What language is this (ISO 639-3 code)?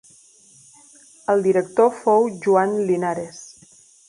cat